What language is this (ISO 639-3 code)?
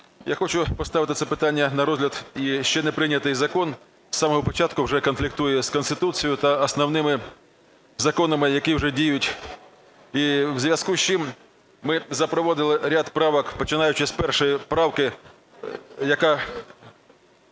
ukr